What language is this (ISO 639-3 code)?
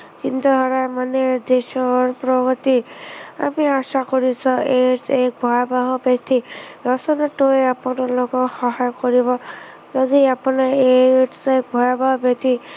asm